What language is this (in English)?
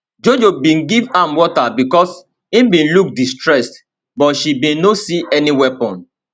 Nigerian Pidgin